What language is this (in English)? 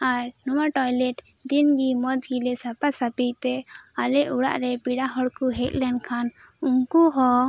Santali